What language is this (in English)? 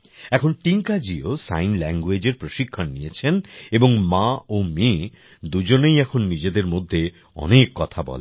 Bangla